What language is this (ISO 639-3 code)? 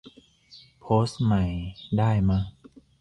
tha